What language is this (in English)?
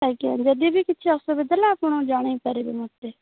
Odia